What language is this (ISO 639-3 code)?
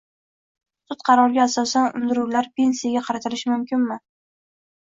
uzb